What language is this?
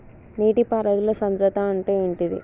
Telugu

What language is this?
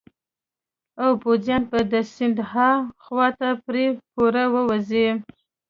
Pashto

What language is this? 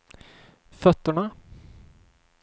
Swedish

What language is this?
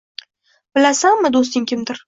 Uzbek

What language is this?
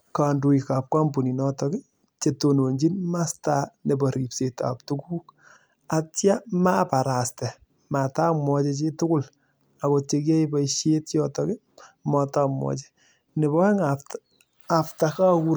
Kalenjin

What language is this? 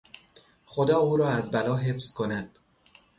Persian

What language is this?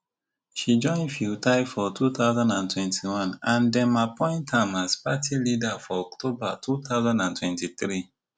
Nigerian Pidgin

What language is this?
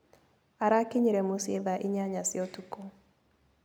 Kikuyu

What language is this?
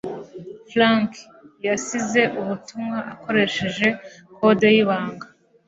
Kinyarwanda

